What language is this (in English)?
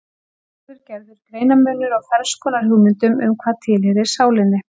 Icelandic